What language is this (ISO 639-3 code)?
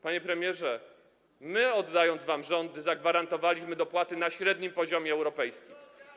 pol